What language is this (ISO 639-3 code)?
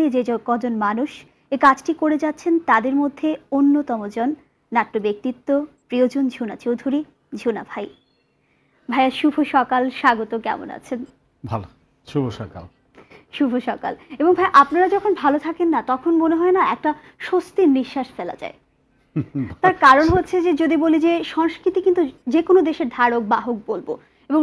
hin